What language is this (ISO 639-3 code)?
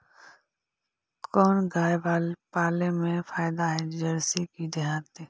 mag